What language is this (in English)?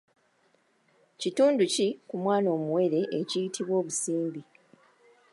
Ganda